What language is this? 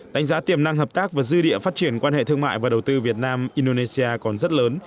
Vietnamese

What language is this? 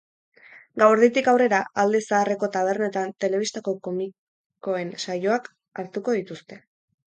Basque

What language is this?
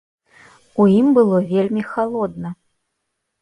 Belarusian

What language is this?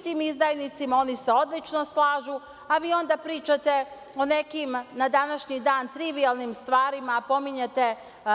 Serbian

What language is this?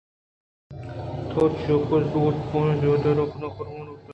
Eastern Balochi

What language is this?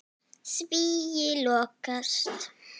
Icelandic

